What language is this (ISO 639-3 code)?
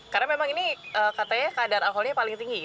ind